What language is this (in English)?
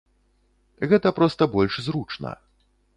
Belarusian